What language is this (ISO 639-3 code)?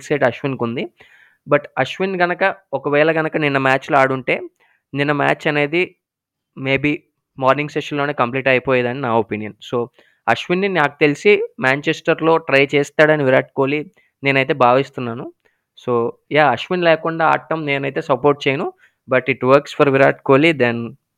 tel